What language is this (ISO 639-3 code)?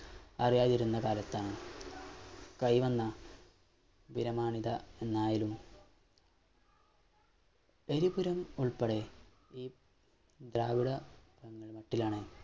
mal